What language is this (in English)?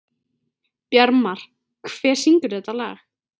Icelandic